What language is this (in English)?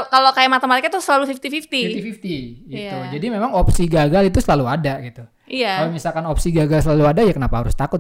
Indonesian